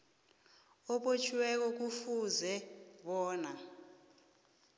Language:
South Ndebele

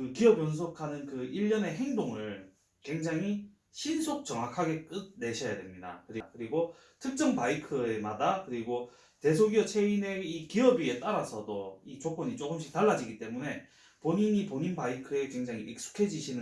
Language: Korean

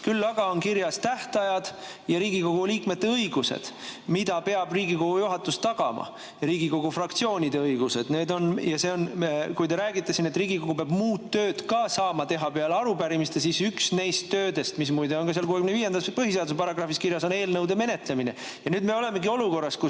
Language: Estonian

